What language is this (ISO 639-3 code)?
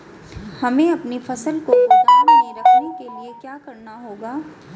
hin